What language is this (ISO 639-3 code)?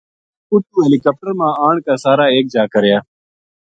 gju